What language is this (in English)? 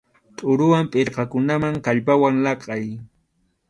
Arequipa-La Unión Quechua